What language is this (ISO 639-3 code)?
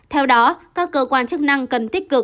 vie